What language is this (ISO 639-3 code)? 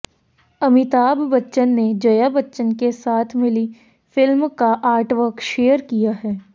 hin